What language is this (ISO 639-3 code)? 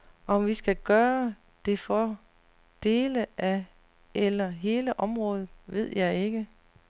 dan